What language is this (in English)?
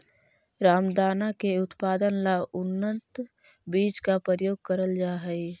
Magahi